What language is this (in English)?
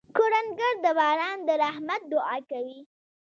Pashto